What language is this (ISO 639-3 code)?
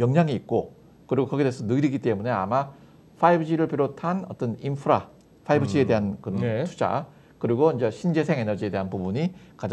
kor